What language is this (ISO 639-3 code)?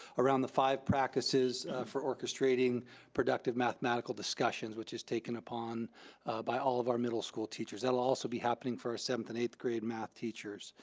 eng